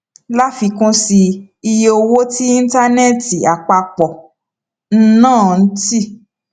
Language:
Yoruba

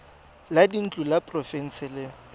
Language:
Tswana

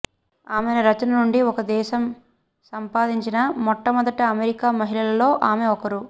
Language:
Telugu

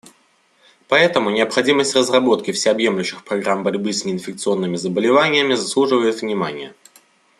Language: Russian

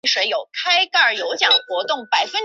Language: Chinese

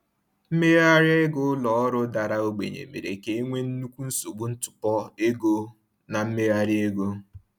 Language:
Igbo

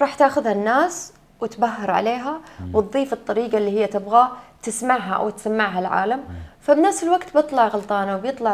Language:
Arabic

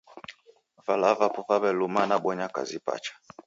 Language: Taita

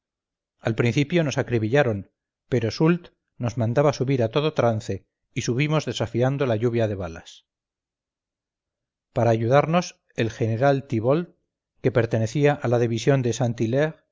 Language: Spanish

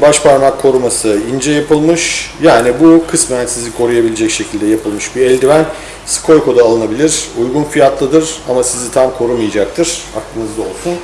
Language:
Turkish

